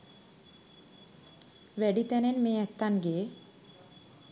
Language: Sinhala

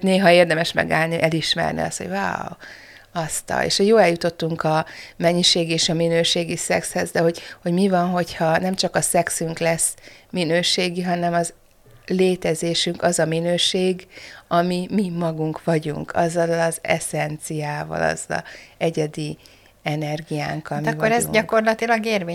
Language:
Hungarian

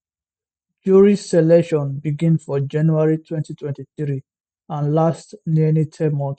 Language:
Nigerian Pidgin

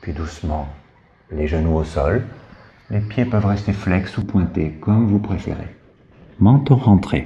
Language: French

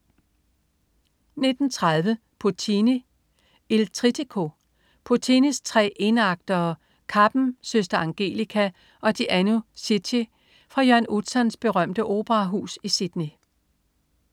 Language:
Danish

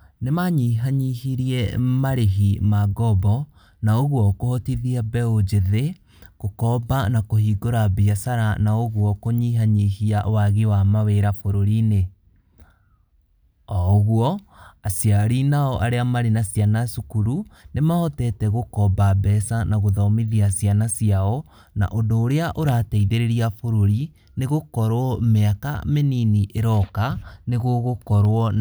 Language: Kikuyu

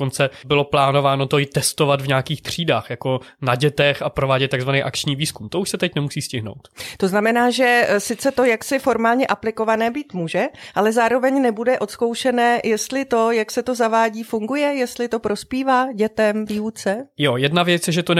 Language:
Czech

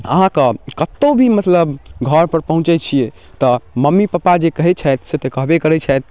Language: Maithili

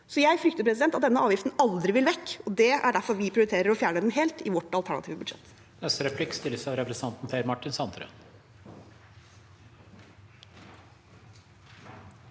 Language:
Norwegian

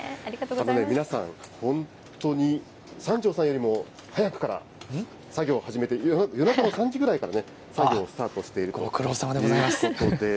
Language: Japanese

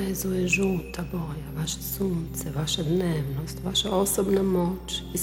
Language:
Croatian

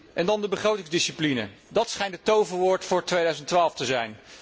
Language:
Dutch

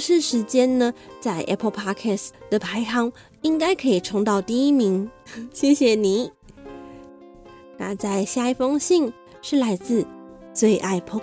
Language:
Chinese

